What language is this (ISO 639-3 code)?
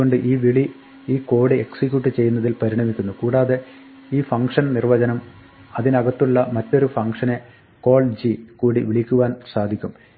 mal